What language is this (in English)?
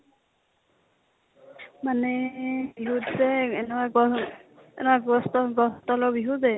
Assamese